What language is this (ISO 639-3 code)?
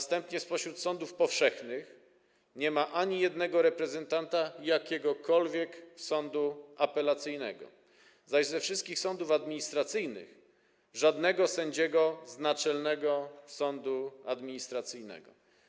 pol